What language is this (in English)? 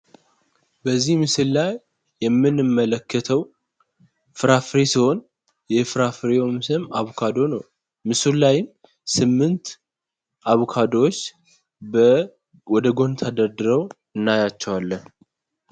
Amharic